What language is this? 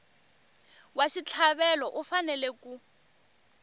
Tsonga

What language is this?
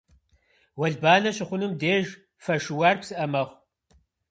Kabardian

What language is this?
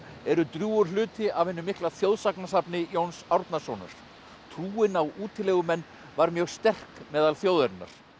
Icelandic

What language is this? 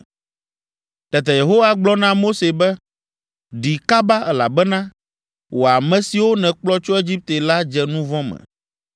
Ewe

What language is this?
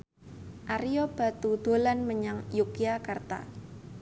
Javanese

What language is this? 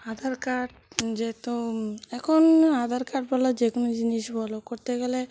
Bangla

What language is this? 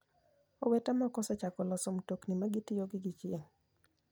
Luo (Kenya and Tanzania)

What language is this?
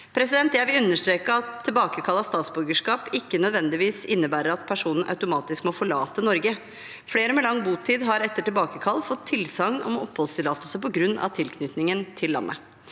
Norwegian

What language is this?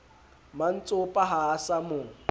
Southern Sotho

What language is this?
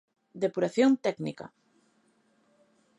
Galician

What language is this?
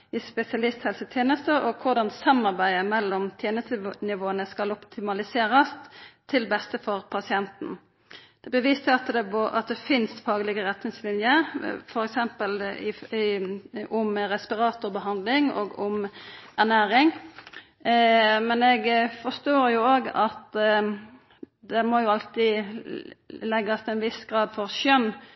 Norwegian Nynorsk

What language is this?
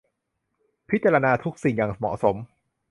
Thai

